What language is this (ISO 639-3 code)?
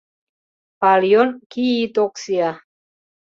chm